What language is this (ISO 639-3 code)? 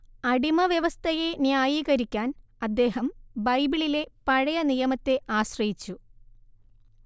mal